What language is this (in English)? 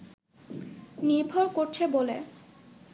Bangla